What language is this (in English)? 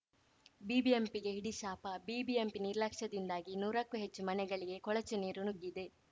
Kannada